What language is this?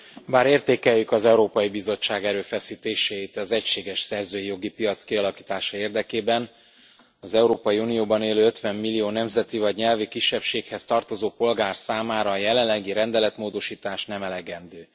Hungarian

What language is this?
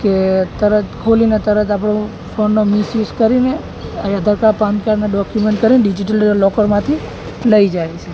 Gujarati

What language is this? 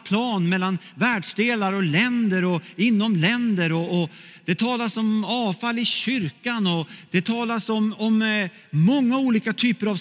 Swedish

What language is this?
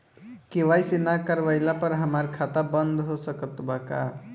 Bhojpuri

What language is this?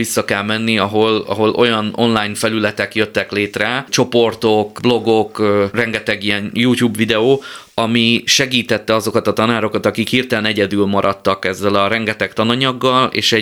Hungarian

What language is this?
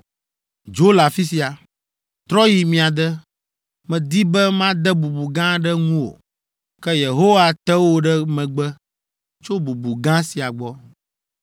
Ewe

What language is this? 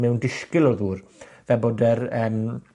Welsh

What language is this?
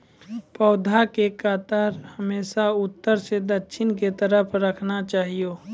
Maithili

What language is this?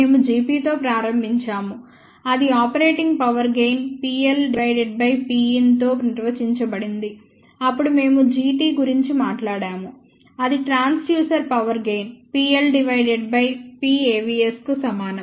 Telugu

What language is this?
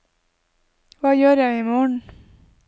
Norwegian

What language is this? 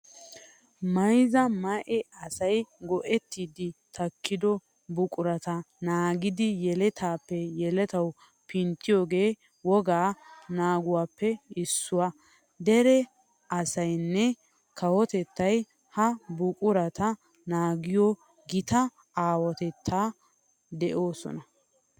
Wolaytta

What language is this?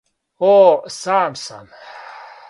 Serbian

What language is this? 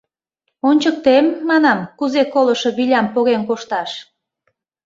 Mari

